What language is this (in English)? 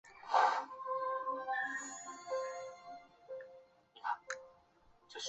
Chinese